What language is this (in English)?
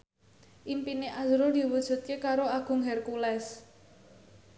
Javanese